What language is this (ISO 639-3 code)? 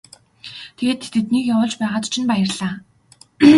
mon